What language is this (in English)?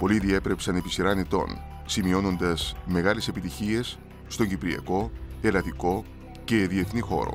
Greek